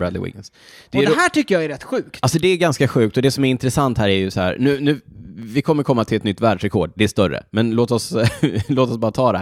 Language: Swedish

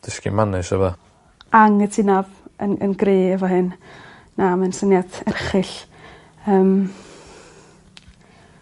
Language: Welsh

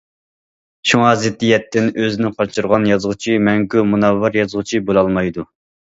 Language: Uyghur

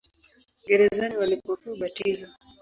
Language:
Swahili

